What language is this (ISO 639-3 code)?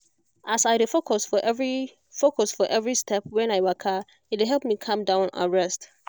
pcm